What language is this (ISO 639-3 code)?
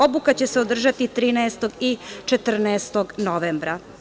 srp